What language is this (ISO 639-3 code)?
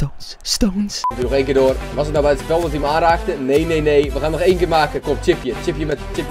nld